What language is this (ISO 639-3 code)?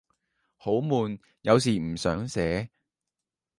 yue